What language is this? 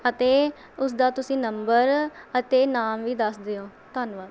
Punjabi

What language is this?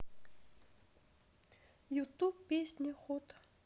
Russian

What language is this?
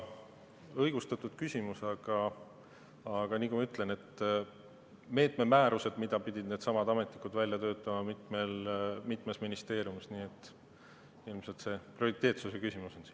Estonian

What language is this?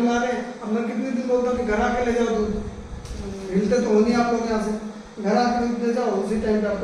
Hindi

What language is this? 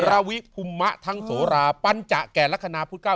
Thai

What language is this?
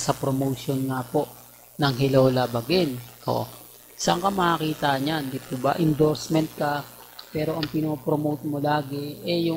Filipino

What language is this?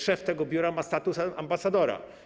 Polish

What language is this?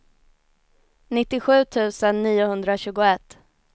Swedish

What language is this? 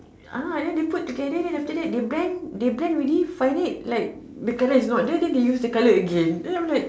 English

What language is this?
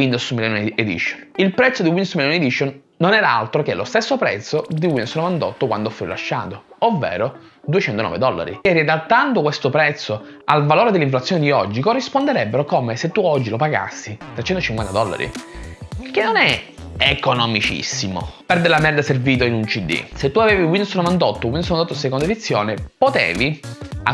Italian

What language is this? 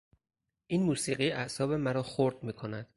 Persian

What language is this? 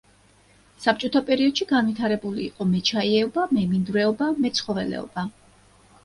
Georgian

